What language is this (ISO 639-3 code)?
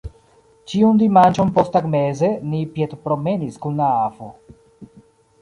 epo